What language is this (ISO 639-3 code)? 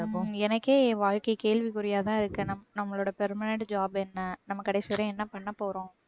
tam